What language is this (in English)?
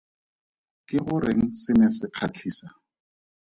Tswana